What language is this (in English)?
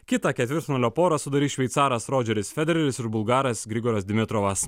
Lithuanian